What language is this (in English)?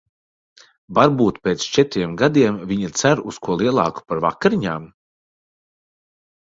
Latvian